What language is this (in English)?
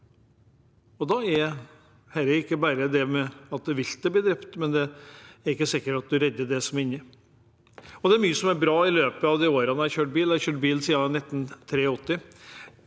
Norwegian